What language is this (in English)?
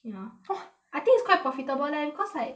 English